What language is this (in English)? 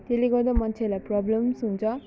Nepali